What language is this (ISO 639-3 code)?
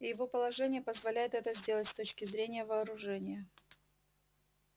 rus